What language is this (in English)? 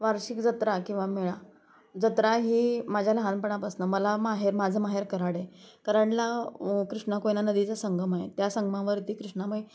Marathi